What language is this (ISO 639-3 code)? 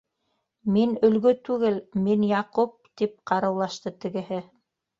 bak